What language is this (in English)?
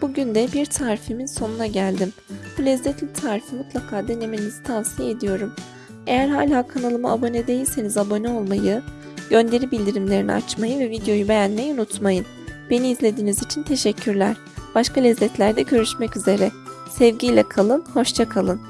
Turkish